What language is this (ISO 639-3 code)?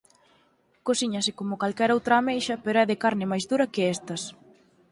glg